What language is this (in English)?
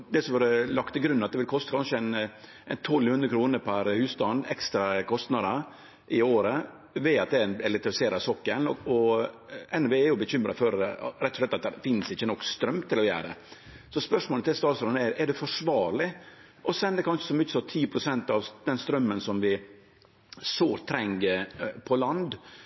Norwegian Nynorsk